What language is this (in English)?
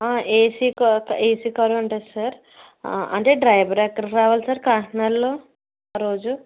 Telugu